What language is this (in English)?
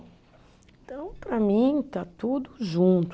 Portuguese